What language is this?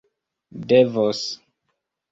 Esperanto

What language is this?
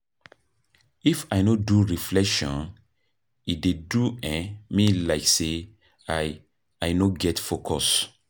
Nigerian Pidgin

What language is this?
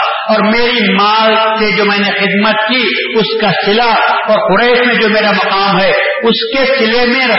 Urdu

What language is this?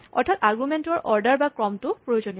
Assamese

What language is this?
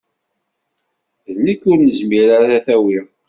Kabyle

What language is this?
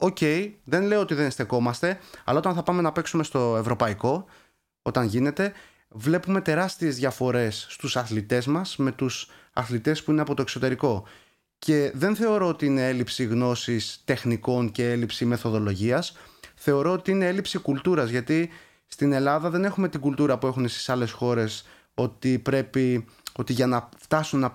Greek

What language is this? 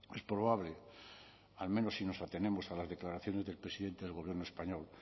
Spanish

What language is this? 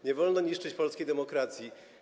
Polish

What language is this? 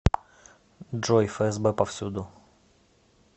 Russian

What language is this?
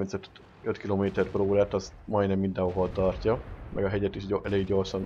Hungarian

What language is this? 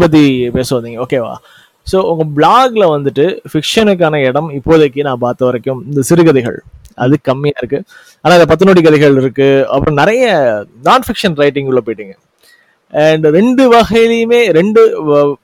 Tamil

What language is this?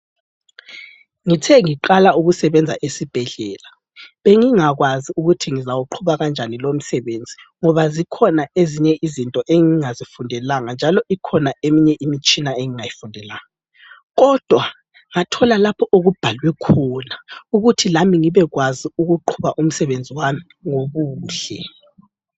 North Ndebele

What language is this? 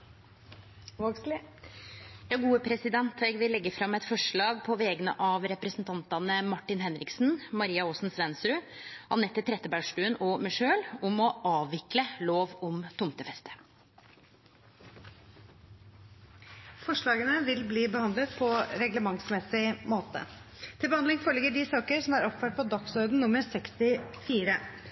Norwegian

